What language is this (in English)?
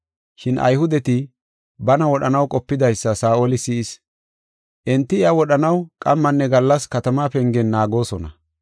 Gofa